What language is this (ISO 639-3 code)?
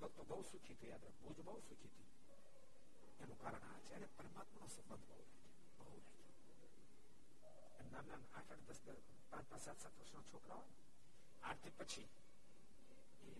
guj